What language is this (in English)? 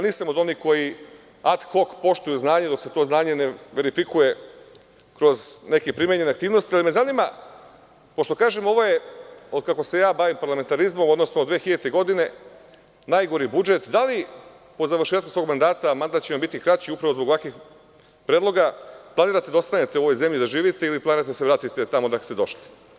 Serbian